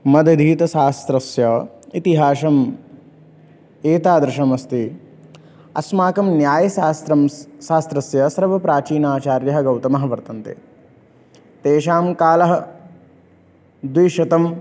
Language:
Sanskrit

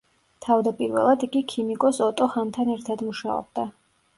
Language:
Georgian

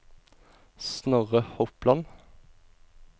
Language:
Norwegian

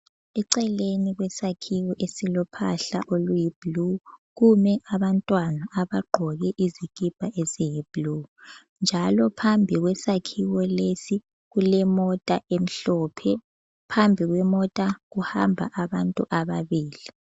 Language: North Ndebele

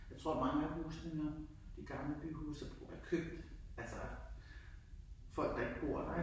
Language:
Danish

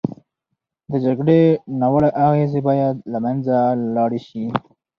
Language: Pashto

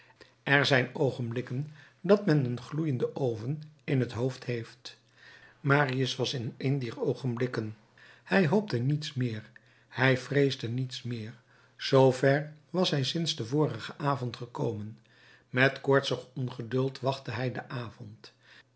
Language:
Dutch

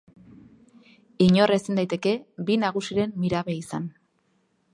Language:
Basque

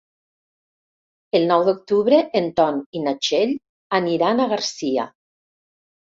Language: Catalan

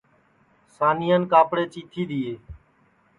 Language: Sansi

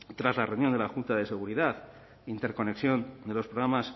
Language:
Spanish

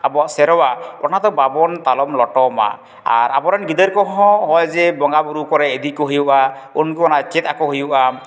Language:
Santali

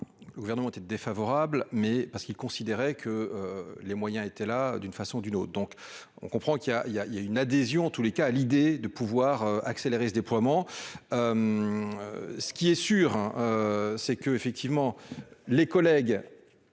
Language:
French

